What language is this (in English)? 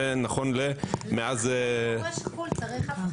Hebrew